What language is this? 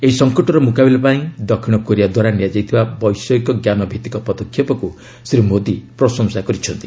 Odia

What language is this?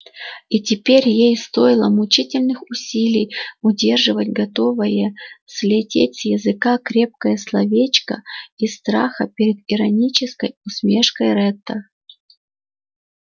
Russian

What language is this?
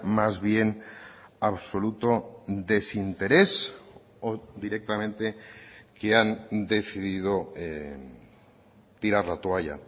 Spanish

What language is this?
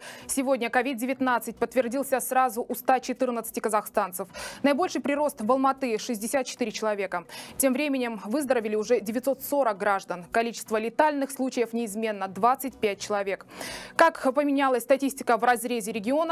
Russian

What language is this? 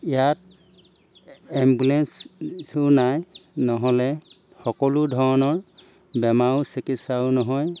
Assamese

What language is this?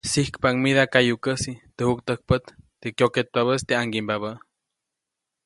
Copainalá Zoque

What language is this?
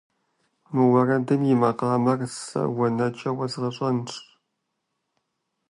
Kabardian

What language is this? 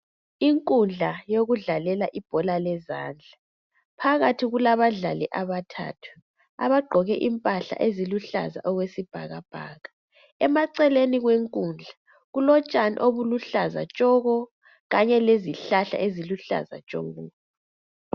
North Ndebele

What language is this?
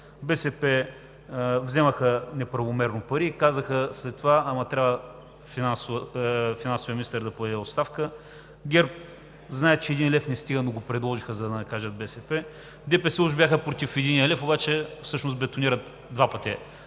Bulgarian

